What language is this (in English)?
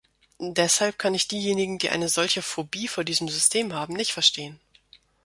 German